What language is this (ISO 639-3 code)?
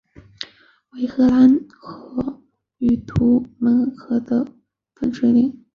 zho